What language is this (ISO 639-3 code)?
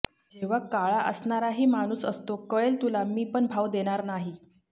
mar